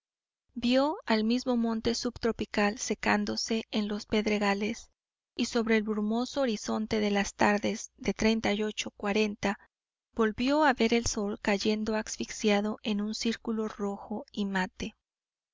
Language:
Spanish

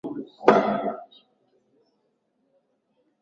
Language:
Swahili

